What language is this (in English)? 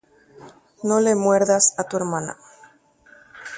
Guarani